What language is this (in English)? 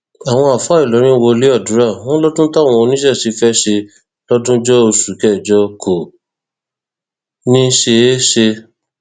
Yoruba